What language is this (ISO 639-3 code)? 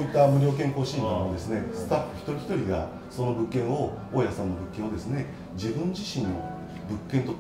jpn